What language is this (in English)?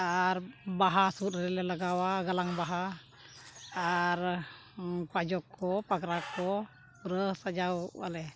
Santali